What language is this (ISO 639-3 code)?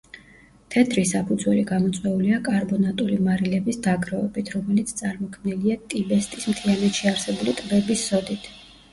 kat